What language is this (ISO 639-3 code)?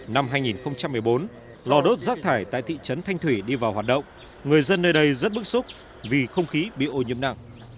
vie